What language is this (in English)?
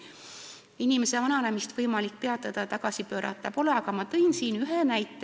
Estonian